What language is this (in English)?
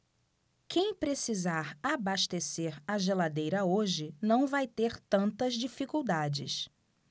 Portuguese